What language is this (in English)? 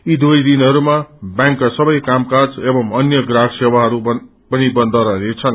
Nepali